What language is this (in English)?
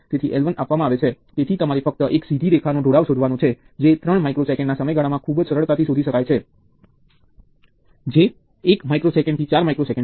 Gujarati